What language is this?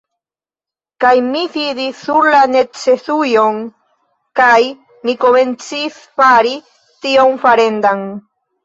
Esperanto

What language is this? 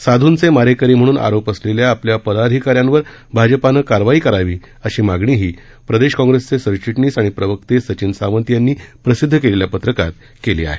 Marathi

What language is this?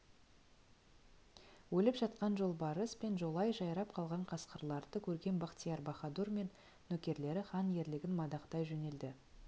Kazakh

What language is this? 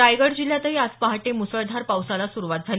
Marathi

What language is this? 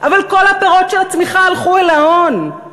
Hebrew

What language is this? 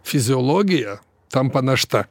Lithuanian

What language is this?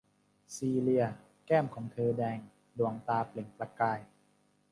Thai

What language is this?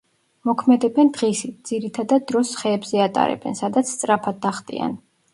Georgian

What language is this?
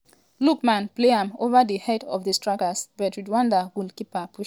Nigerian Pidgin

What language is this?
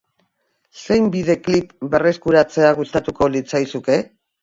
Basque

